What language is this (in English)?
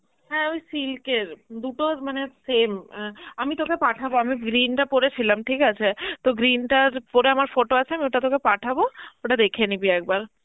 Bangla